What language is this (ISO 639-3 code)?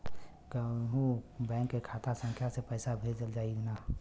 bho